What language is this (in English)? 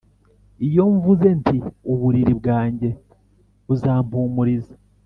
Kinyarwanda